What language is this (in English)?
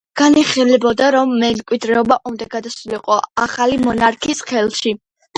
Georgian